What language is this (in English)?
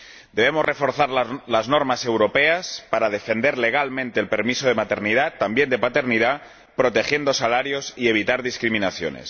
Spanish